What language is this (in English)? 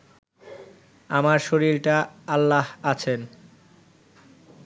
Bangla